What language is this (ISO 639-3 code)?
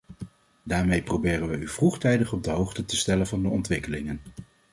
nld